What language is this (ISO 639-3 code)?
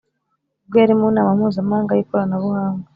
kin